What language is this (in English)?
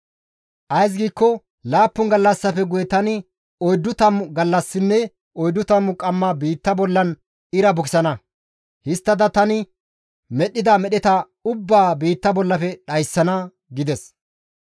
Gamo